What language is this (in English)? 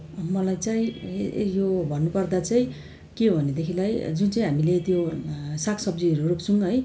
Nepali